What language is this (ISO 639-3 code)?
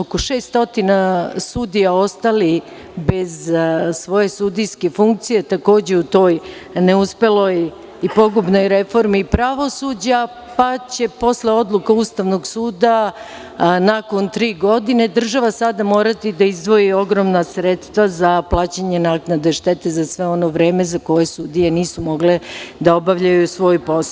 srp